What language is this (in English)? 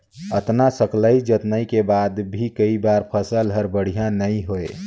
Chhattisgarhi